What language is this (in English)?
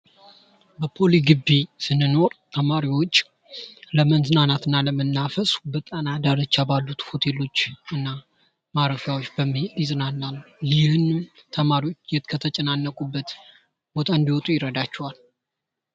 Amharic